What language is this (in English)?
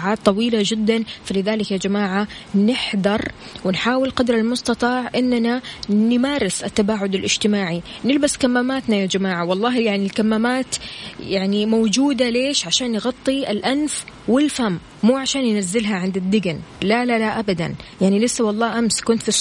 Arabic